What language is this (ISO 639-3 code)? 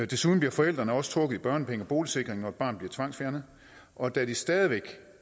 dan